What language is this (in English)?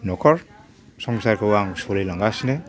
Bodo